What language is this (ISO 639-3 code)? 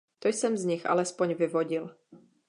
ces